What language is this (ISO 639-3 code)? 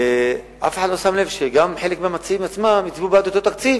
heb